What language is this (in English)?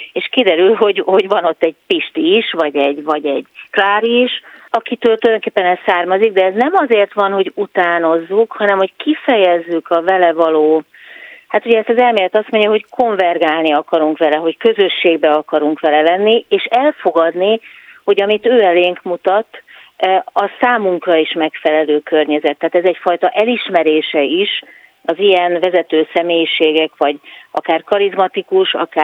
Hungarian